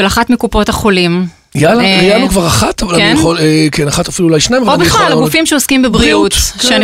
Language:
Hebrew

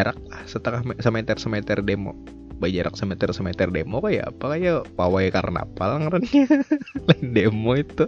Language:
Indonesian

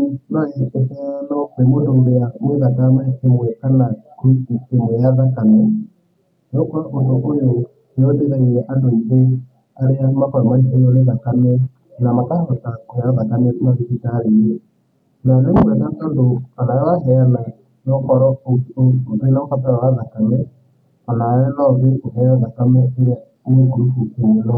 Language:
Kikuyu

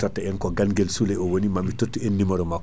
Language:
Fula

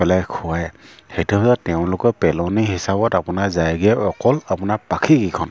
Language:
Assamese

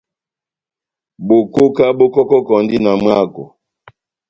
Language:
Batanga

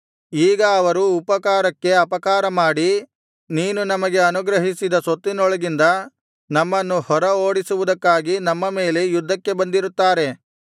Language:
Kannada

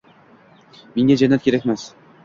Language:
Uzbek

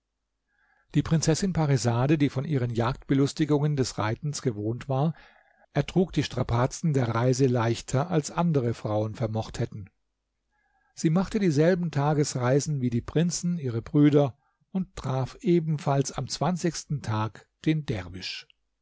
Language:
German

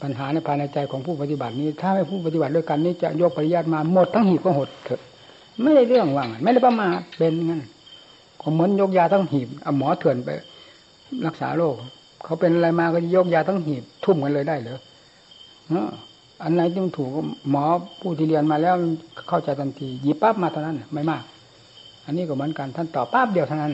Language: Thai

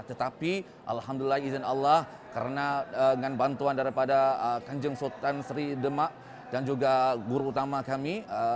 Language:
Indonesian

